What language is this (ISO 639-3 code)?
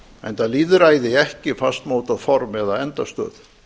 isl